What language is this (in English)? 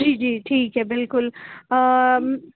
Urdu